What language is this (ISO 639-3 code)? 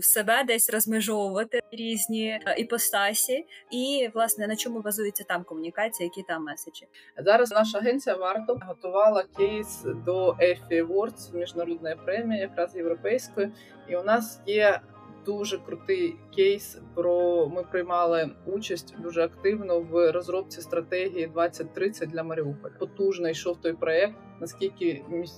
ukr